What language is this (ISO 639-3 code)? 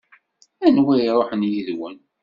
kab